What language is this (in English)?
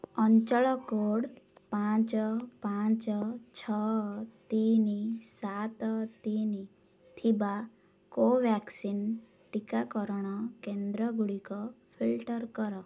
Odia